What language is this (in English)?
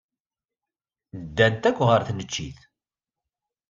Kabyle